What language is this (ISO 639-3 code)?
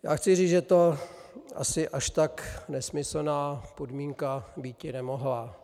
ces